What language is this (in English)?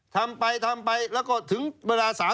Thai